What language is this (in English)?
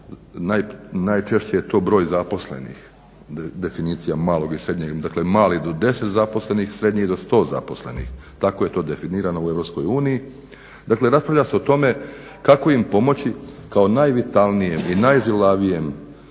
Croatian